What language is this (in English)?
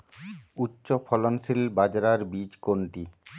Bangla